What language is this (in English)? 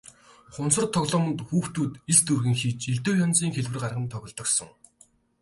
Mongolian